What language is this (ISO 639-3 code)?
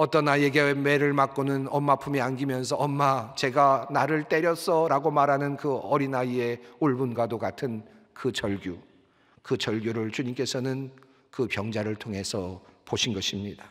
kor